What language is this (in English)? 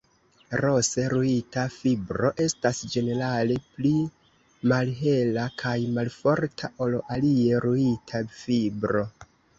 Esperanto